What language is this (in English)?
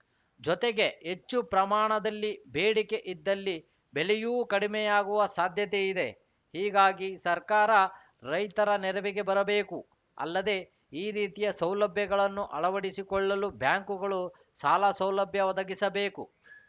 Kannada